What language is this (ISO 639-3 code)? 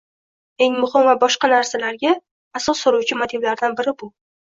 uzb